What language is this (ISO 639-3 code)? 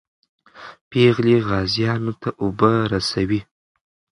pus